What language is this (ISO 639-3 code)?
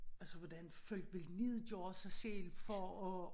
dan